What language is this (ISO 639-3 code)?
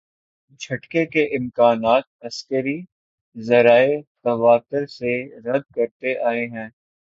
urd